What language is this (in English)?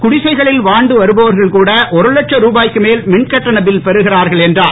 Tamil